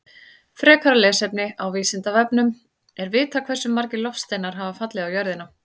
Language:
Icelandic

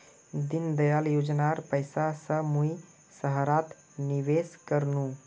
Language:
Magahi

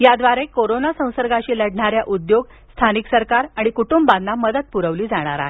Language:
Marathi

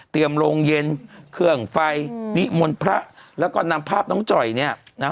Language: Thai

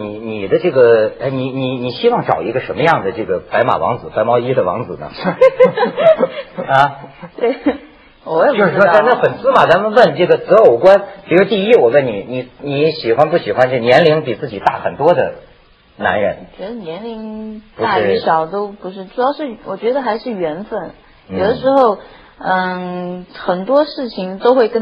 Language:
Chinese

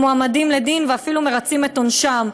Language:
Hebrew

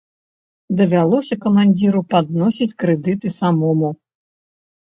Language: Belarusian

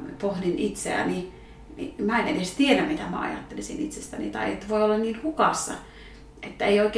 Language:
Finnish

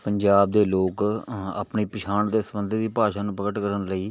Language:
Punjabi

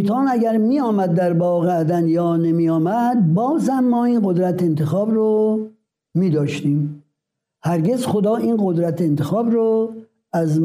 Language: Persian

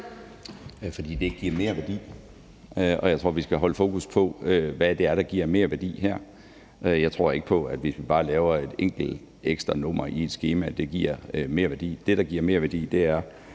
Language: Danish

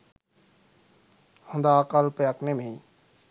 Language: Sinhala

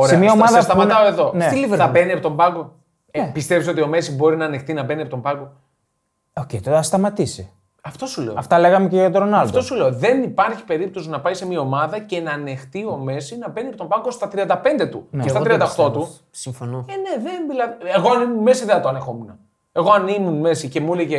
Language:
Greek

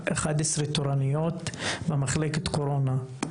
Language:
Hebrew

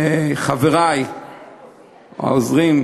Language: Hebrew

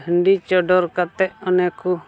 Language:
Santali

